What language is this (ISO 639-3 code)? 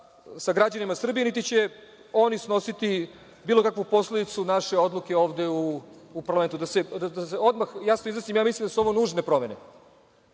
srp